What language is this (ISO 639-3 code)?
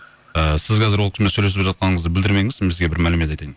kaz